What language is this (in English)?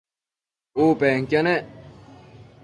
Matsés